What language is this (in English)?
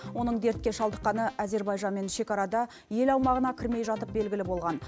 Kazakh